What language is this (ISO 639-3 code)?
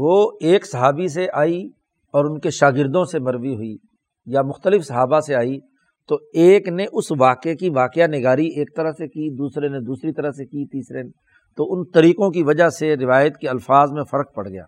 urd